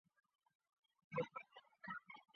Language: Chinese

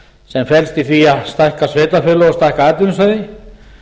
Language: Icelandic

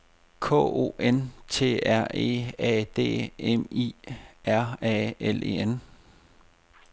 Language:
Danish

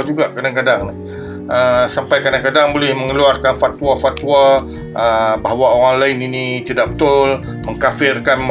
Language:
Malay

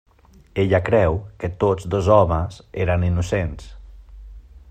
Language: Catalan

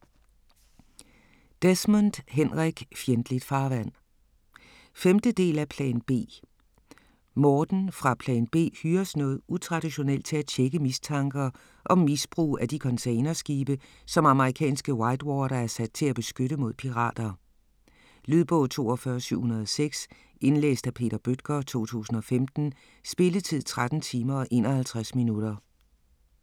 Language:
Danish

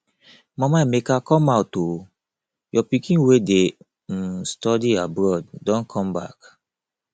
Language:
Nigerian Pidgin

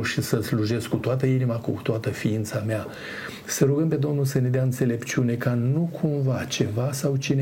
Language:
Romanian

